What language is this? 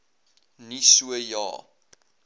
Afrikaans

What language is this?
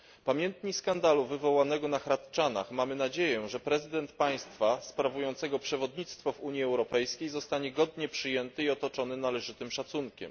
Polish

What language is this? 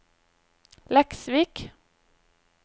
Norwegian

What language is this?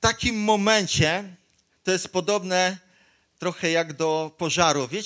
Polish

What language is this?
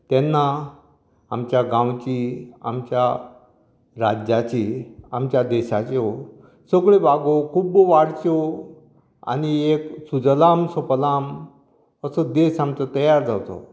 Konkani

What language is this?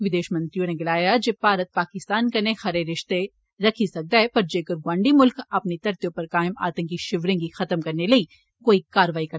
Dogri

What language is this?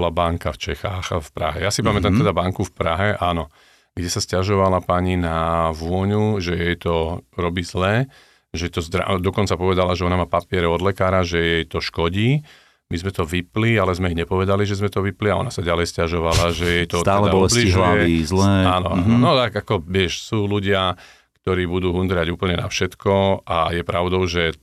Slovak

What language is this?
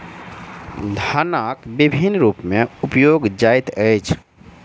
Maithili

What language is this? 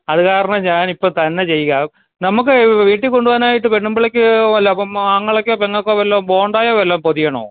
Malayalam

